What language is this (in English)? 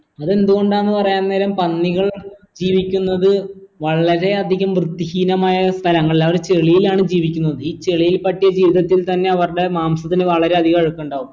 Malayalam